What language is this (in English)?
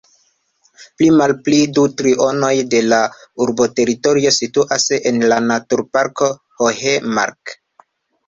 Esperanto